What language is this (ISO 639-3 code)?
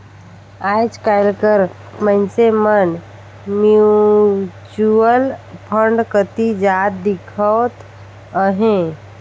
hne